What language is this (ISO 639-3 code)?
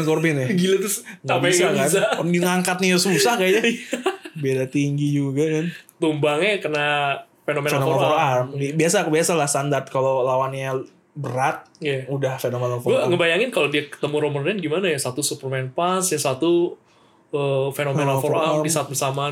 ind